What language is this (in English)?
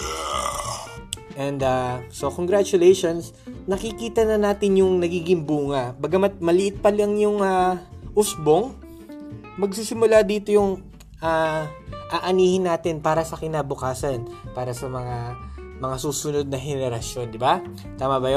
Filipino